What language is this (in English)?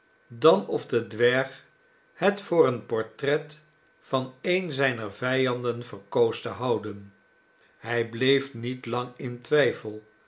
Dutch